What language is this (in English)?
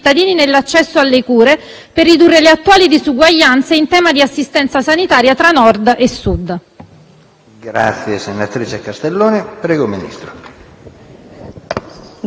Italian